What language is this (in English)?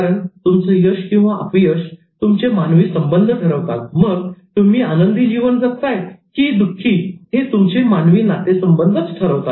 Marathi